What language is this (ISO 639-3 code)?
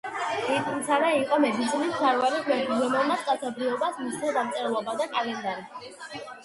kat